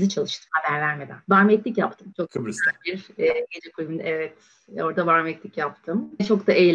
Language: Turkish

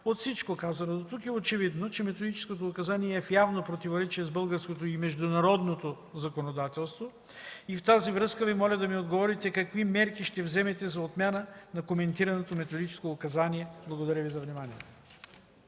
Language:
Bulgarian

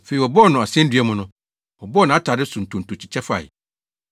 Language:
Akan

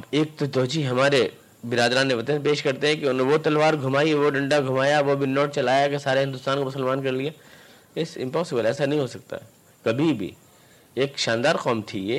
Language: Urdu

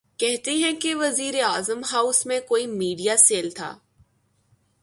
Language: Urdu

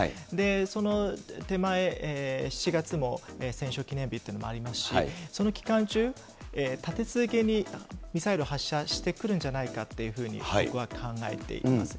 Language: Japanese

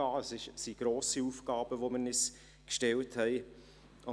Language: Swiss German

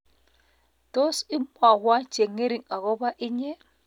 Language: Kalenjin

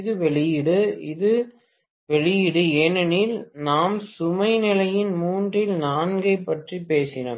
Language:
Tamil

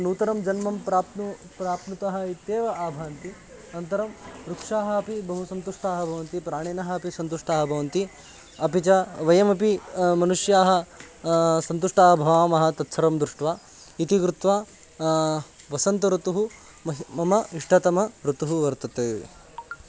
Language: Sanskrit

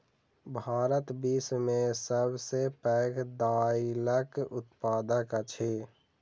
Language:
Maithili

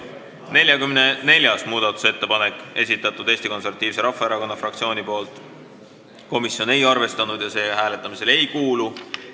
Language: Estonian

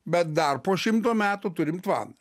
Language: Lithuanian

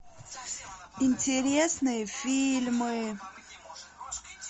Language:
Russian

